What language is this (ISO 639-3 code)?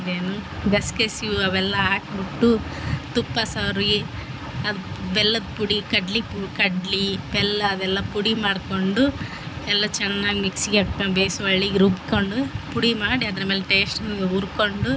kan